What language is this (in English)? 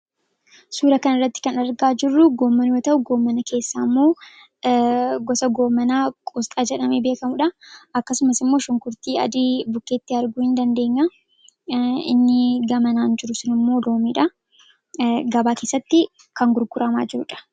Oromo